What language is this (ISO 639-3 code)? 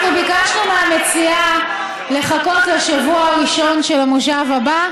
heb